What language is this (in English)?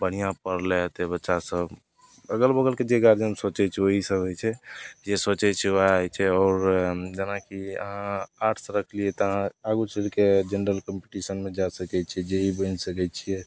Maithili